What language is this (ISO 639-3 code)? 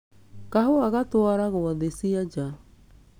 kik